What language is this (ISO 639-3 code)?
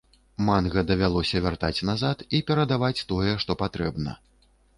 bel